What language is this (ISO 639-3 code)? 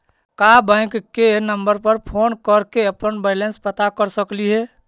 mag